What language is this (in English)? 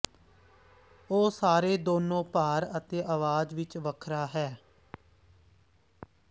Punjabi